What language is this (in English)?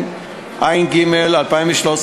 Hebrew